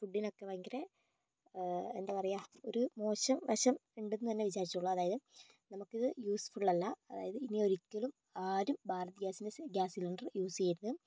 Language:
Malayalam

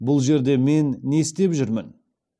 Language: Kazakh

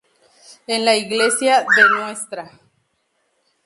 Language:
Spanish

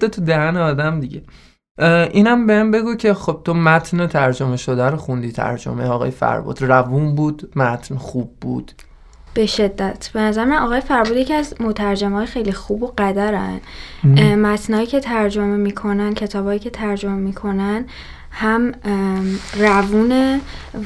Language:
Persian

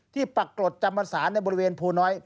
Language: Thai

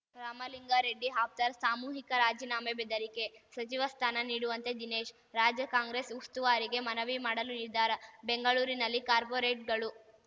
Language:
Kannada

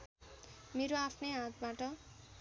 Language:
Nepali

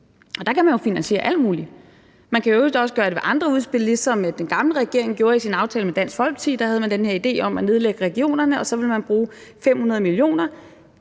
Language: Danish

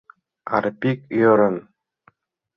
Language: Mari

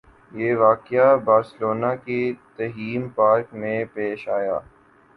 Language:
Urdu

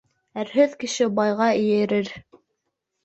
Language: Bashkir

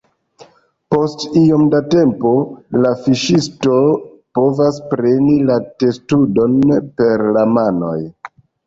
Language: Esperanto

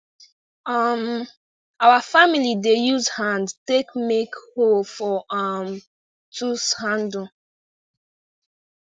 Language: Nigerian Pidgin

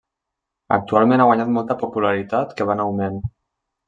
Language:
Catalan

